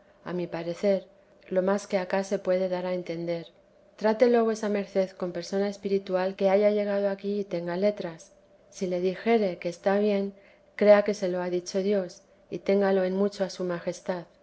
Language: Spanish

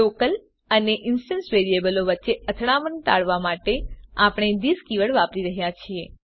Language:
Gujarati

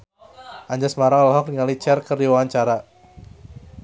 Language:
Sundanese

